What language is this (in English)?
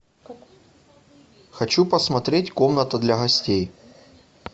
Russian